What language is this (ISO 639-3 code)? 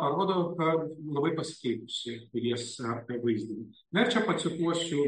lit